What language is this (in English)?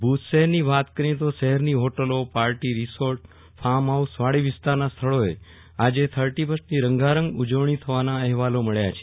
Gujarati